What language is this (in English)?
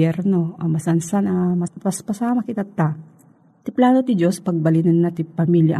Filipino